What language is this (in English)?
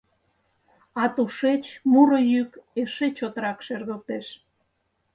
Mari